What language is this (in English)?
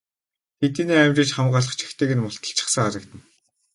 Mongolian